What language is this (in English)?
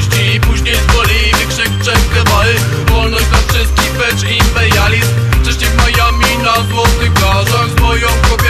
Polish